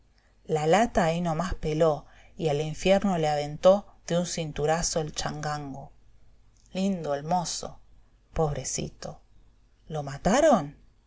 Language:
Spanish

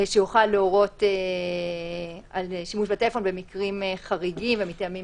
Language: Hebrew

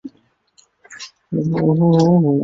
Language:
Chinese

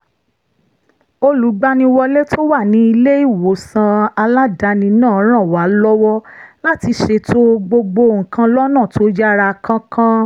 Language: Yoruba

